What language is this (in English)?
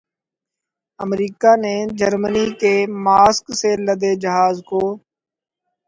Urdu